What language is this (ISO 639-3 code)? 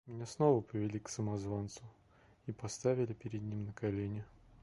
rus